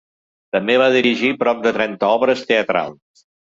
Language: Catalan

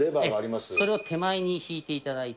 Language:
Japanese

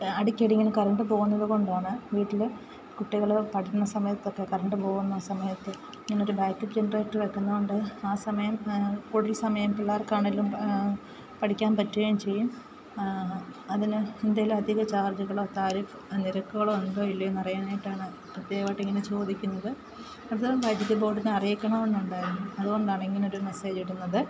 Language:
Malayalam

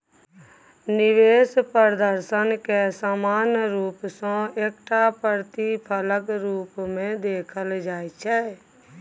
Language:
Maithili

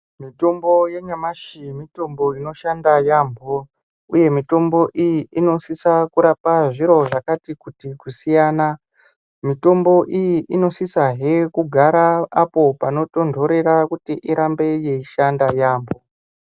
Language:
Ndau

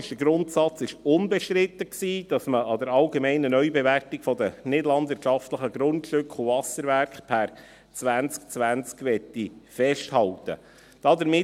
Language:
Swiss German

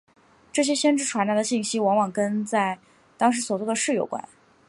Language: Chinese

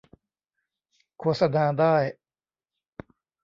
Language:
Thai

